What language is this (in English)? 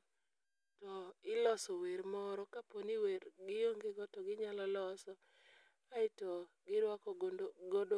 Luo (Kenya and Tanzania)